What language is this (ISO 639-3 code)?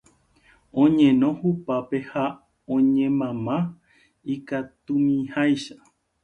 grn